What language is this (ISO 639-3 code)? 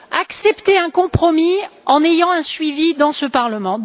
fra